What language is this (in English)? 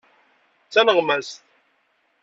Kabyle